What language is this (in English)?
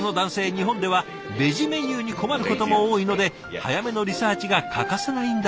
Japanese